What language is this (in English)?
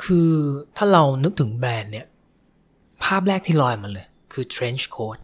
Thai